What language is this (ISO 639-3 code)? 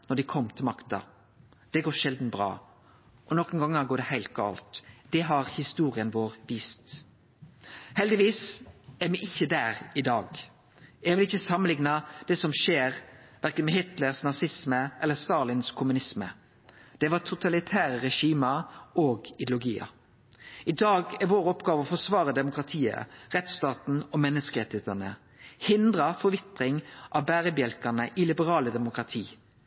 nno